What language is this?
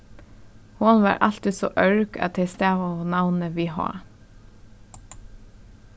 Faroese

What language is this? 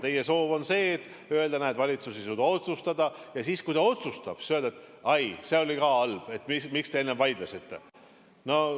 Estonian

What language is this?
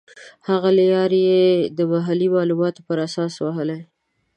Pashto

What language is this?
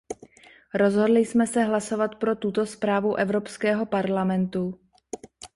Czech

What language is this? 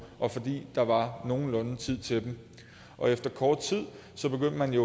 Danish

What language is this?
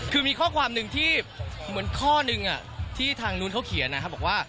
Thai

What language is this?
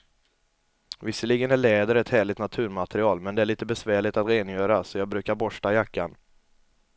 Swedish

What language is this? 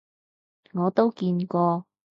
Cantonese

